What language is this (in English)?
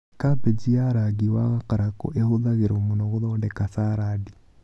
Kikuyu